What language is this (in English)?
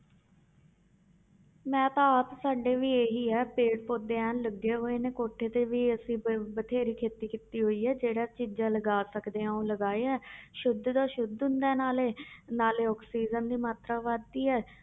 Punjabi